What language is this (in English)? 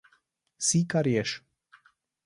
Slovenian